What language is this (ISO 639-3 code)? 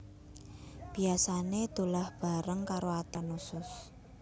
jav